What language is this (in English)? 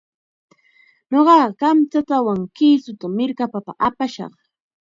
Chiquián Ancash Quechua